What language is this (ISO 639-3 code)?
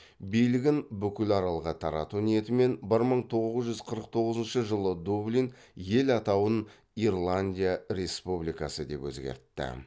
kaz